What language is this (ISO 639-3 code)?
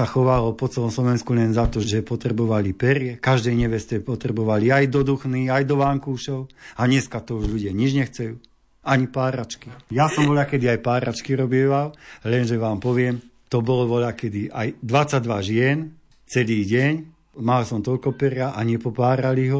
slk